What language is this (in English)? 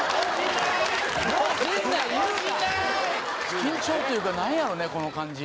Japanese